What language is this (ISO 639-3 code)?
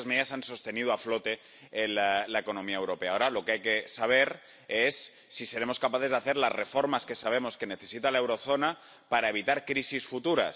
spa